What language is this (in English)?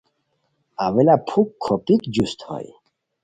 Khowar